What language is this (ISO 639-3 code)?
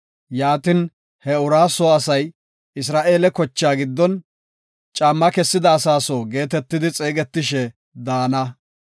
gof